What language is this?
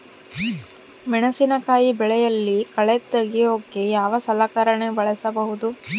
Kannada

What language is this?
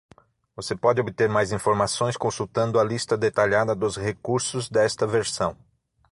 Portuguese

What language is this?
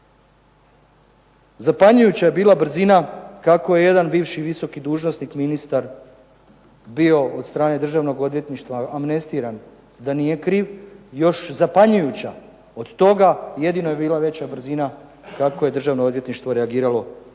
Croatian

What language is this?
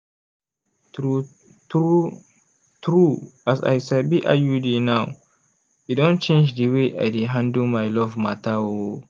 Nigerian Pidgin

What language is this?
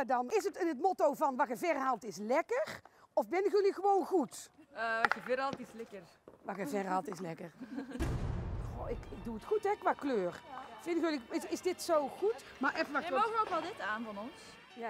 Dutch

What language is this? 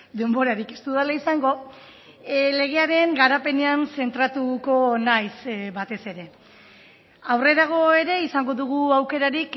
Basque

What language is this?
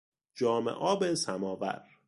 Persian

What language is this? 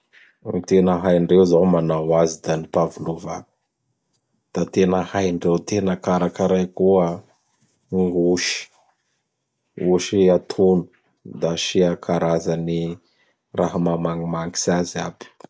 Bara Malagasy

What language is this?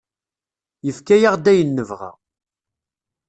Kabyle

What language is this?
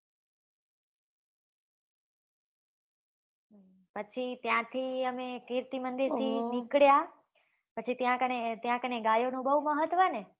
Gujarati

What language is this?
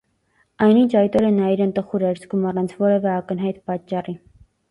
Armenian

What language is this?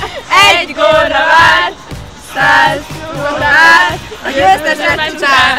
Hungarian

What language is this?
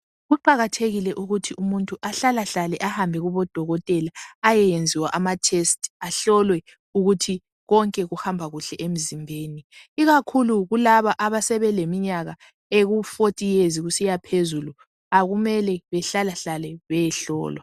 North Ndebele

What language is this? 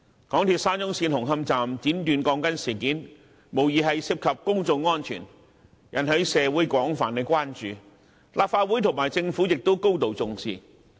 Cantonese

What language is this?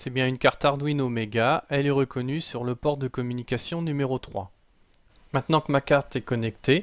French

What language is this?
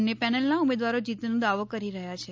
Gujarati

